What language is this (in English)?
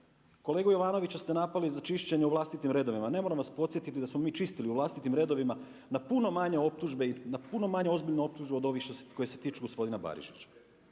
Croatian